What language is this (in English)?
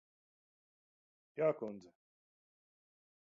Latvian